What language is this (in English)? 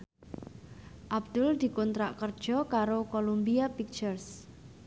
Javanese